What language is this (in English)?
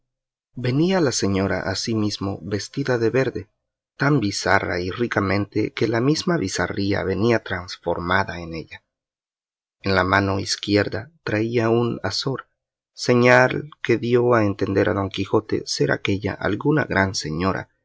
Spanish